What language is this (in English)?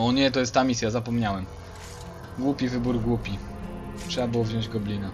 Polish